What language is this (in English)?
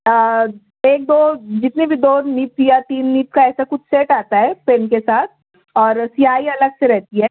Urdu